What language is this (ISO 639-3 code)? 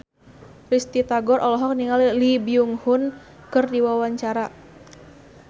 sun